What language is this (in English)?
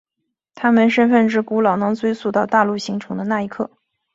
Chinese